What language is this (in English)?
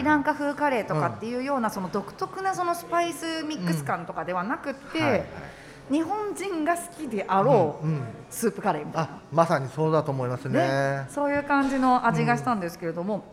Japanese